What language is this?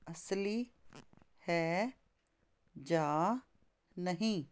Punjabi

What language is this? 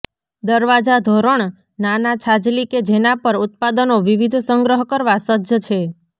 Gujarati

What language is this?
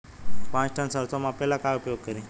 Bhojpuri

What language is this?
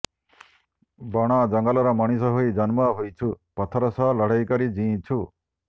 Odia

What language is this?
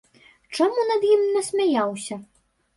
Belarusian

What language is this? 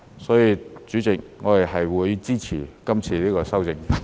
Cantonese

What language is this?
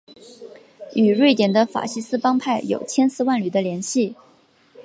Chinese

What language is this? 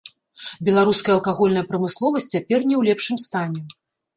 Belarusian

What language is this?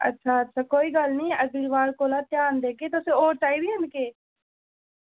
Dogri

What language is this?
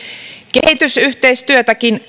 Finnish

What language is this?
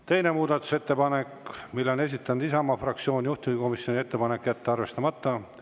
Estonian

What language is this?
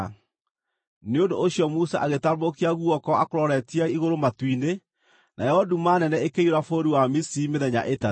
Kikuyu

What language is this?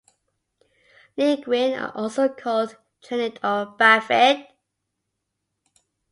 English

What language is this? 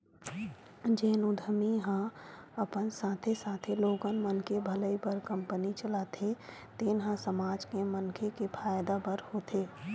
Chhattisgarhi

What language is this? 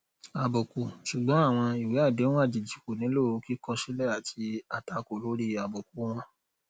Yoruba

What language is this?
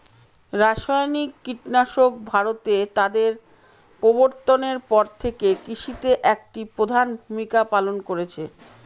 Bangla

